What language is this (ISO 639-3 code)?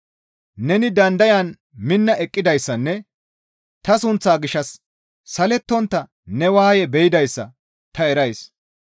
gmv